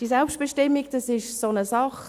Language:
Swiss German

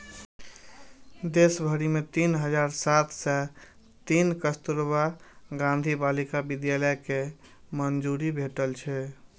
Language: Maithili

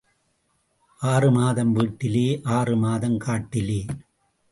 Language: Tamil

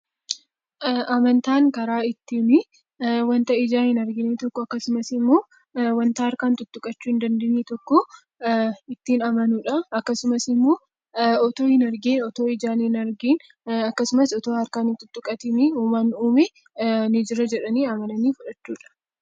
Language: Oromo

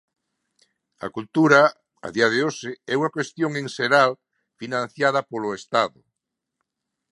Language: Galician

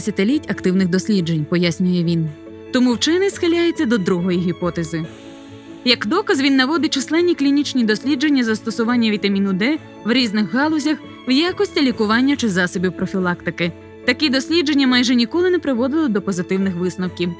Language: Ukrainian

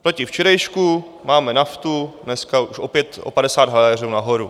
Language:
Czech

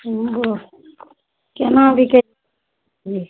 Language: Maithili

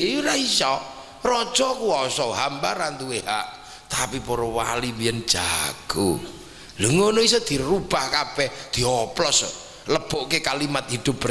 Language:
Indonesian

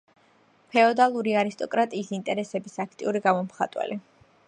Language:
Georgian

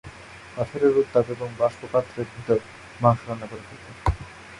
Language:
Bangla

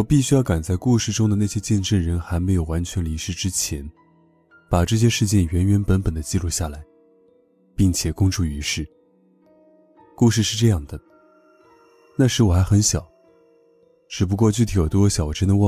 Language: Chinese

